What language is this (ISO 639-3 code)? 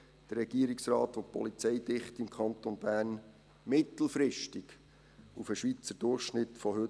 gsw